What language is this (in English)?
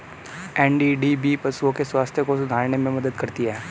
Hindi